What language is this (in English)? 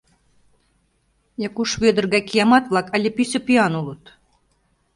Mari